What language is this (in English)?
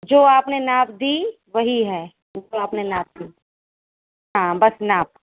Urdu